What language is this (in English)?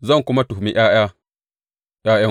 Hausa